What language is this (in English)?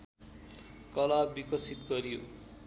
Nepali